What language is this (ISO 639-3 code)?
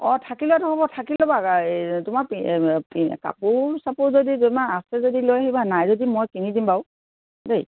asm